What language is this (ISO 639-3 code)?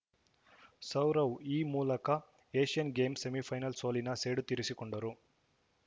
kan